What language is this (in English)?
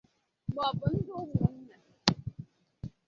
Igbo